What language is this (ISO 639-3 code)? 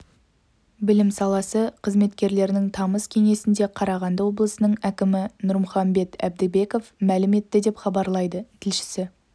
kaz